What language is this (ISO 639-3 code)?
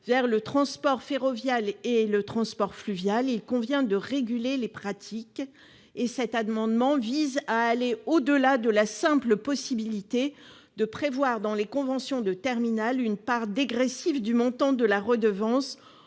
fra